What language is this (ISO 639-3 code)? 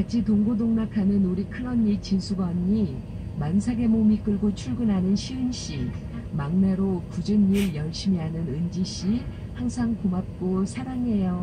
kor